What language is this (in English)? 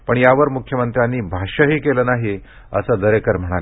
Marathi